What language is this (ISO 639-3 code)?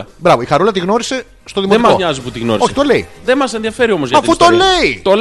ell